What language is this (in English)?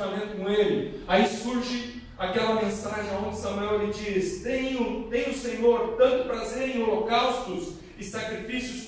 Portuguese